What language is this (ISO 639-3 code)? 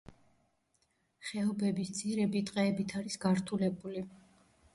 kat